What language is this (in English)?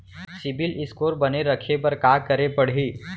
Chhattisgarhi